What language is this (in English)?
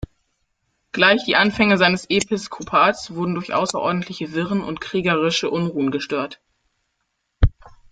German